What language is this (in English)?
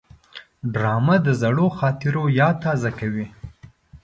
Pashto